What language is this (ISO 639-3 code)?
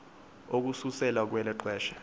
xho